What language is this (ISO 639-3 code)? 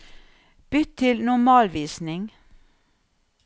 nor